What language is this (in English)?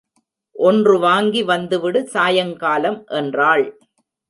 Tamil